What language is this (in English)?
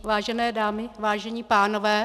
Czech